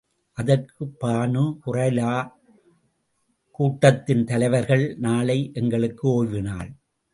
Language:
Tamil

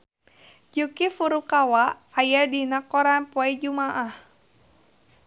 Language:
Sundanese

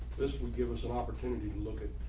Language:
English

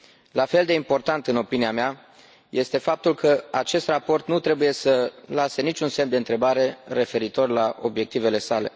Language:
Romanian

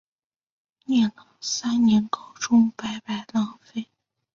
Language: Chinese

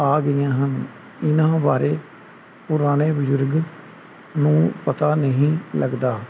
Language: Punjabi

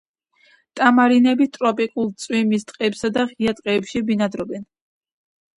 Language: Georgian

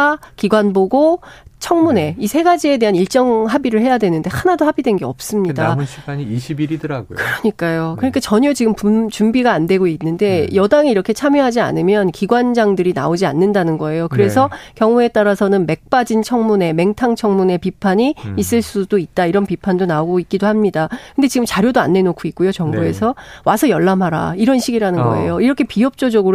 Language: Korean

